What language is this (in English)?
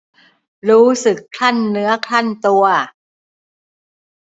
Thai